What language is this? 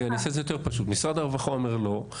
Hebrew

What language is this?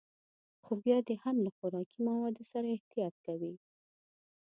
Pashto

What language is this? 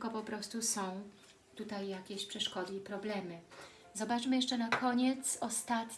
Polish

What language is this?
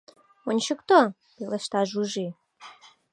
Mari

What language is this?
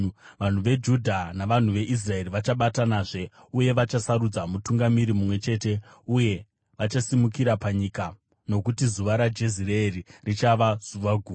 Shona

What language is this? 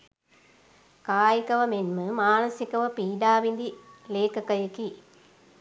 Sinhala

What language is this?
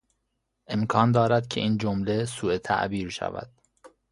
Persian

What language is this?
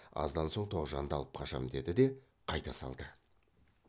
Kazakh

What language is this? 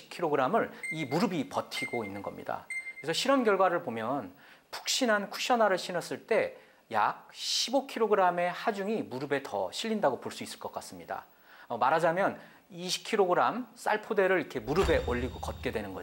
Korean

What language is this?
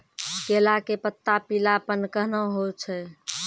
Maithili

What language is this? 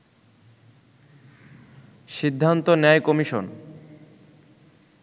Bangla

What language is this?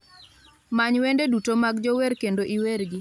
Luo (Kenya and Tanzania)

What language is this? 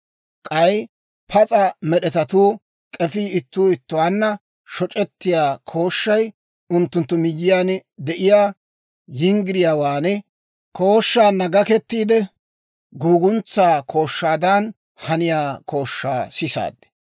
Dawro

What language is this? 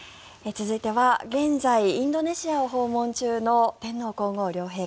Japanese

